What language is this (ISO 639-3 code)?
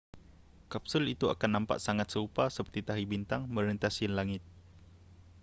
msa